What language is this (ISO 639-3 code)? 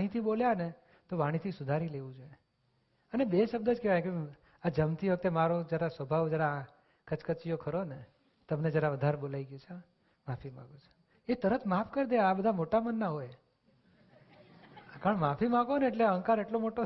guj